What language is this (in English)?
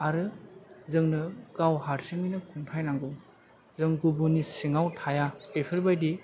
Bodo